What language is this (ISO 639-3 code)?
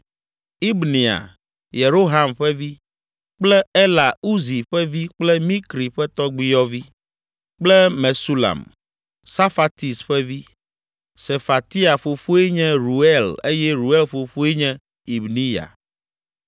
ewe